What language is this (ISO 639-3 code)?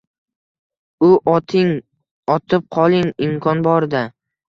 uzb